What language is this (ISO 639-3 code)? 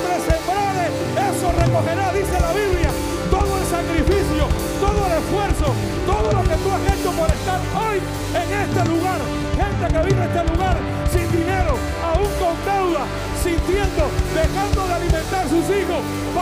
spa